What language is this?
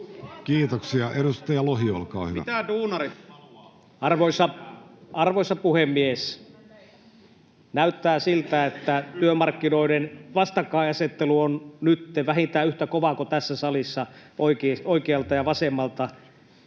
Finnish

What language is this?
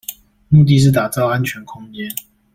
Chinese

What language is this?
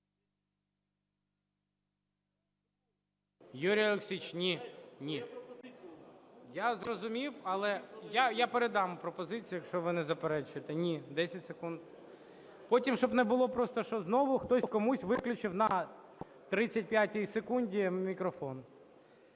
Ukrainian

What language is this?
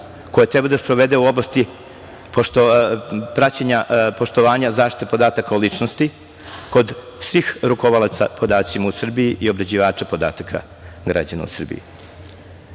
Serbian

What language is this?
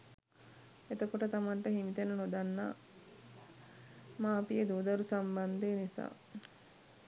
Sinhala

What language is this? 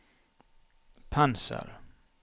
Norwegian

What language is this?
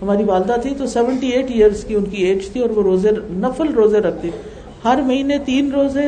Urdu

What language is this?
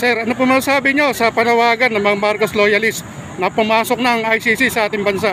Filipino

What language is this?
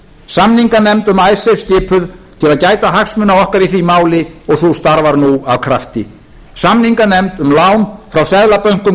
Icelandic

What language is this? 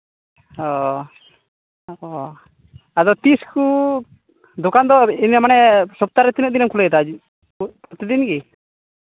Santali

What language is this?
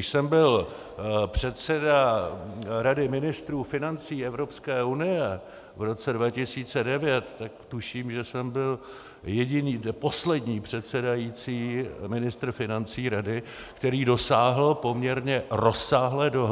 Czech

